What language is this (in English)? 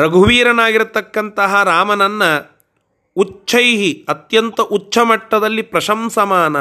Kannada